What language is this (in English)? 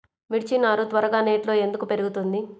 Telugu